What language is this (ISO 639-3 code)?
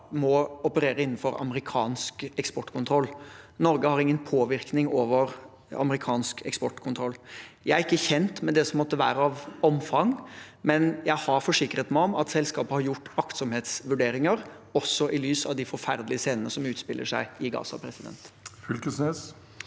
nor